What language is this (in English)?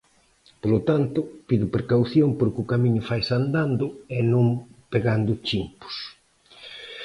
Galician